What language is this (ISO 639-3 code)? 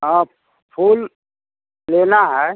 hin